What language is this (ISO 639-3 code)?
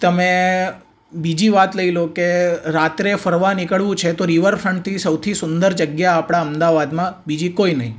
guj